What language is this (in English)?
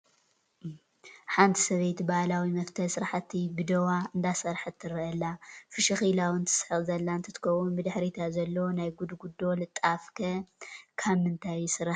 Tigrinya